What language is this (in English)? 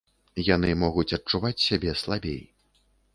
Belarusian